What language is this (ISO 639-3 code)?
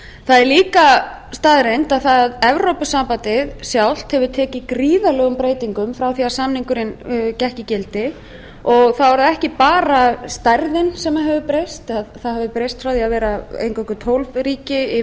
isl